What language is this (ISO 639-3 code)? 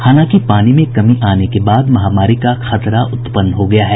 hin